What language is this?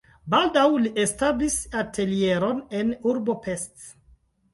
Esperanto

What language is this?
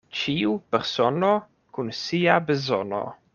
Esperanto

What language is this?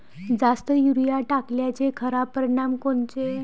Marathi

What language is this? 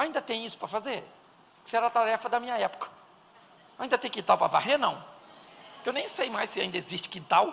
Portuguese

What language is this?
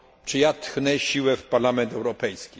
Polish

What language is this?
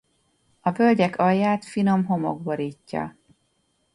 Hungarian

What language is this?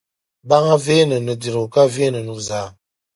Dagbani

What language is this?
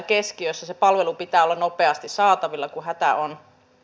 Finnish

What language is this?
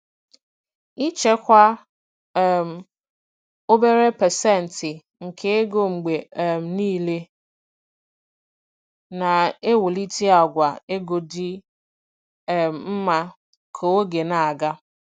Igbo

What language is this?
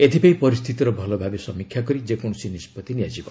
Odia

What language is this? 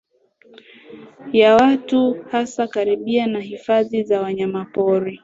Swahili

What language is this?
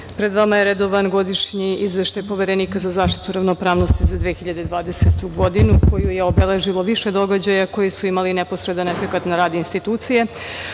Serbian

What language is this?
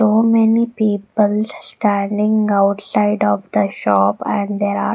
English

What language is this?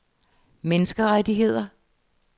Danish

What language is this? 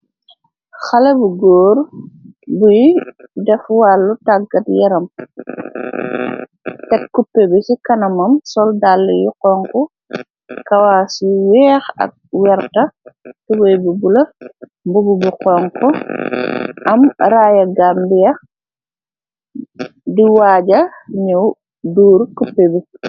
Wolof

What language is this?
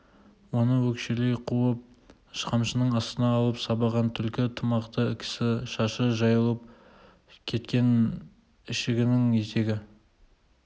Kazakh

